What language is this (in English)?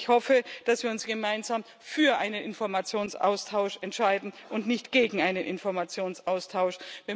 German